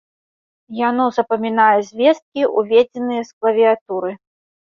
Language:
Belarusian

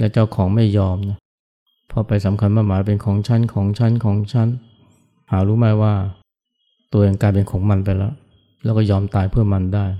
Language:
Thai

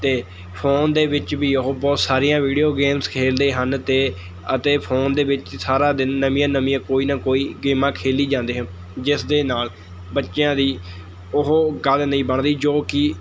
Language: Punjabi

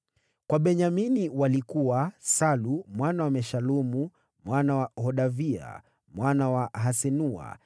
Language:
Swahili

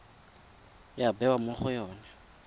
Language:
Tswana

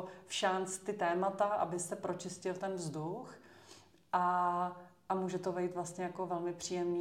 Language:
Czech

